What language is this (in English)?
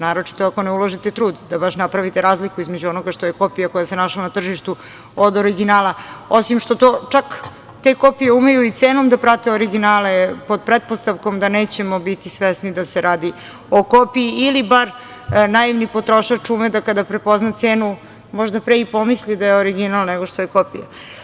Serbian